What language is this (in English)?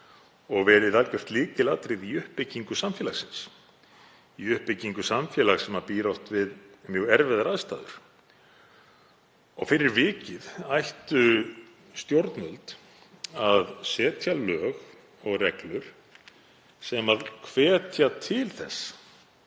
Icelandic